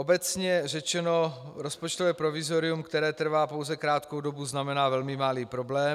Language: Czech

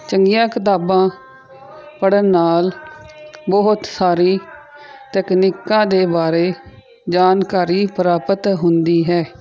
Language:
Punjabi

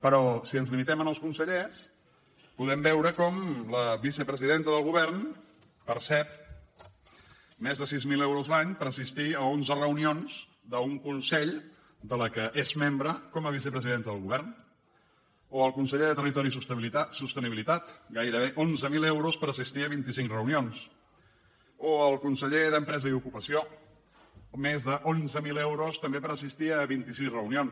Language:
Catalan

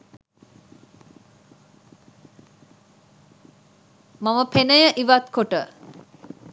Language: Sinhala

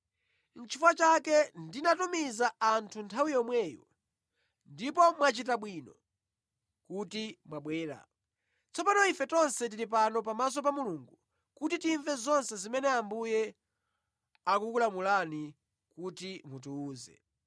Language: Nyanja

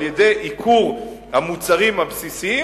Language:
Hebrew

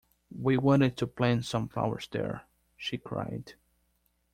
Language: English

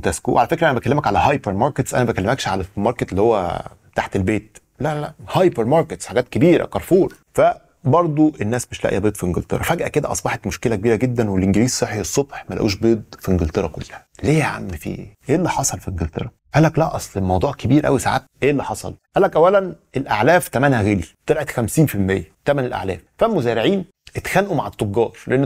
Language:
Arabic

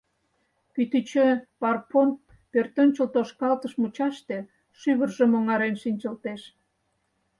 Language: Mari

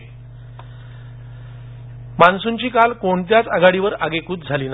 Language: Marathi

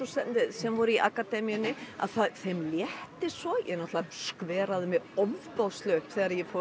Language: Icelandic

